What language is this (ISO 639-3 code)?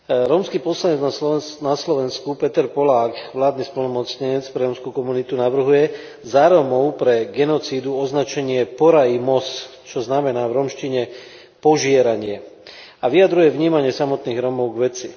slk